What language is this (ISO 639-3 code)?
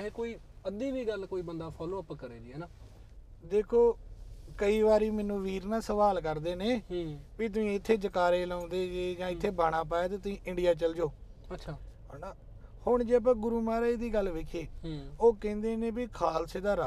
pan